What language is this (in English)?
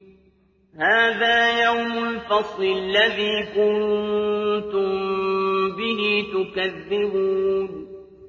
Arabic